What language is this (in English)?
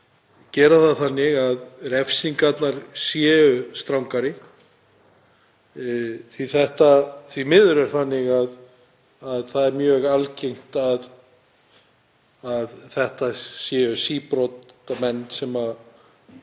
Icelandic